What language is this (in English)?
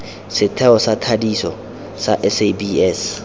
Tswana